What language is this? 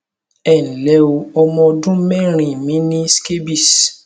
Yoruba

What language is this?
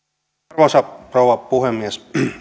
Finnish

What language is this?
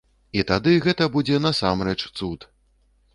Belarusian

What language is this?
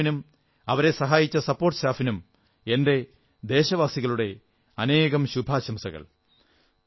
Malayalam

